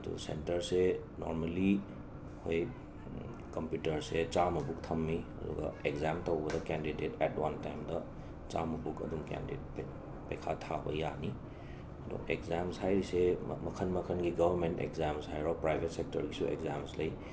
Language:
Manipuri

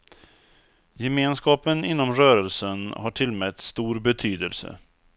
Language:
Swedish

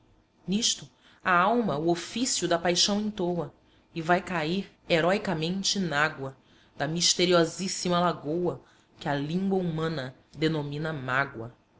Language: Portuguese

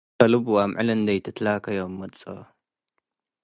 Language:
Tigre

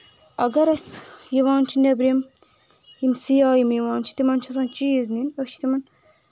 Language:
Kashmiri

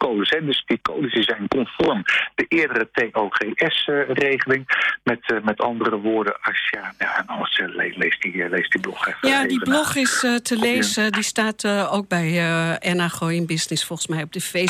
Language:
Dutch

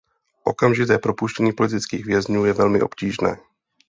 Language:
Czech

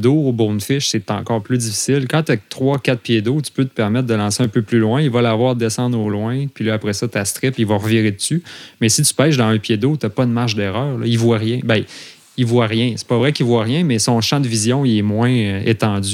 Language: French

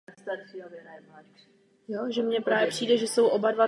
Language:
Czech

